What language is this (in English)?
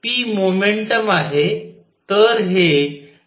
Marathi